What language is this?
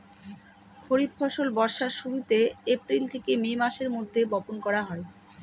Bangla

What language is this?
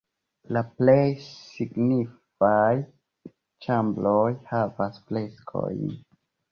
Esperanto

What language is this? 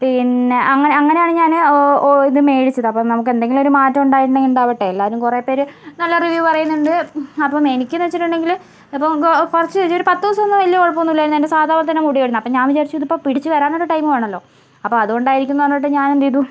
Malayalam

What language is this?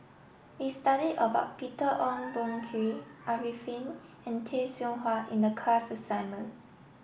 English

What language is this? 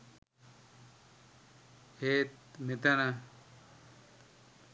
Sinhala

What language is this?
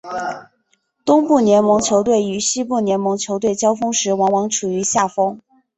Chinese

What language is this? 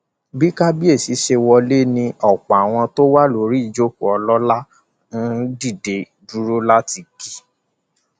Yoruba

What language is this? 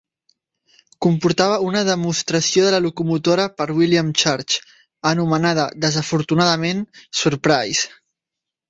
Catalan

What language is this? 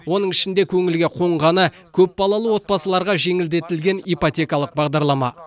Kazakh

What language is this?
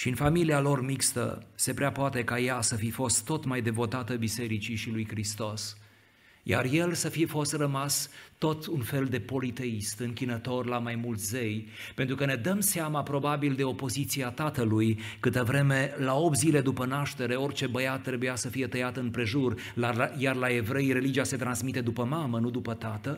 Romanian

